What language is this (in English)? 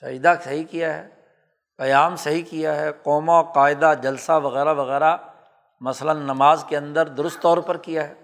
Urdu